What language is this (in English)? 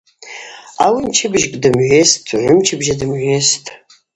Abaza